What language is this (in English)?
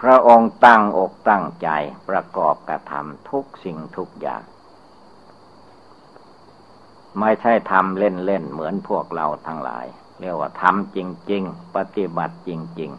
Thai